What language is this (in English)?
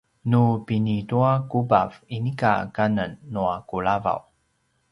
Paiwan